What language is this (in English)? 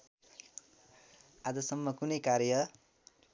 Nepali